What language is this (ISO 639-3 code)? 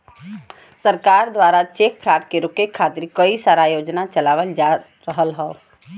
bho